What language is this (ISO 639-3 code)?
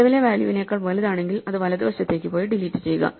mal